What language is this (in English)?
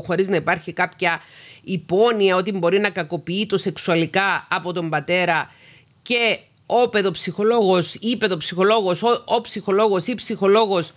Greek